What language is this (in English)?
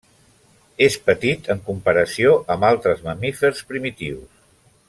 Catalan